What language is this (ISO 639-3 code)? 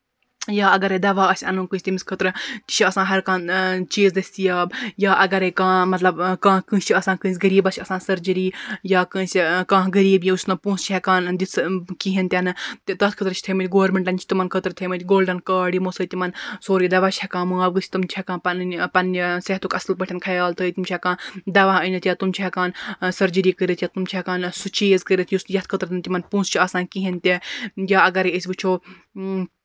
kas